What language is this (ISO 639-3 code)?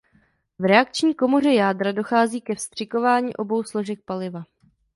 ces